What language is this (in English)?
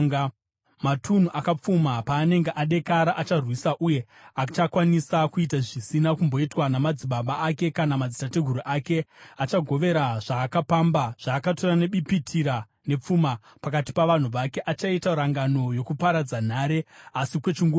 Shona